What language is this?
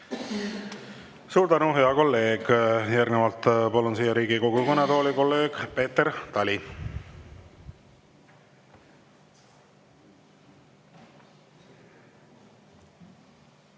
Estonian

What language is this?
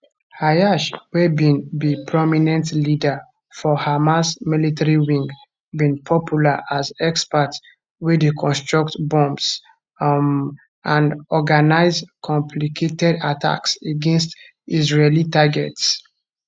Nigerian Pidgin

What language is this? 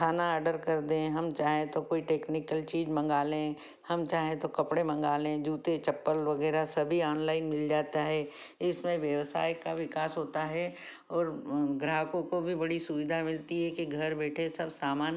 Hindi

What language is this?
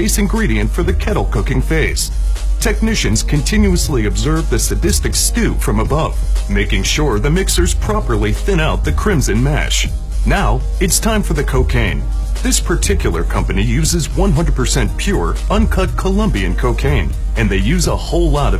English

